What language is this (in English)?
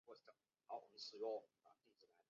Chinese